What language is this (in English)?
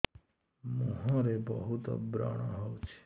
Odia